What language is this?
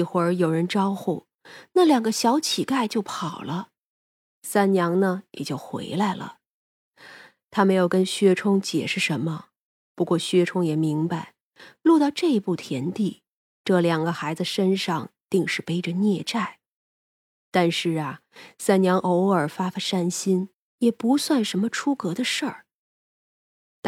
Chinese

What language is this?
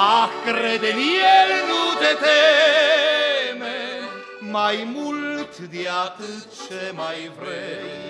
Romanian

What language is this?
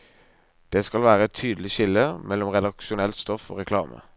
Norwegian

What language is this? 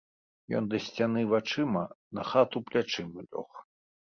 Belarusian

